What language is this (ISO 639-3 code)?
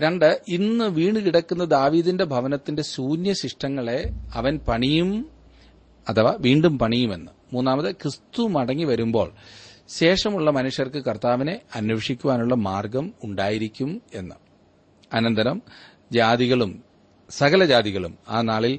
mal